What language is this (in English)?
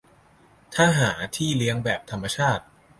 Thai